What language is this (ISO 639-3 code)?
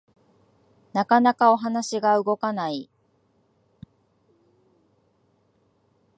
jpn